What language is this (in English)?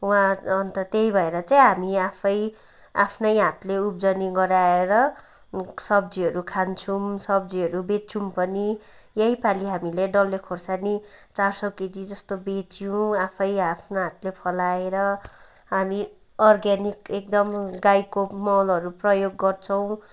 Nepali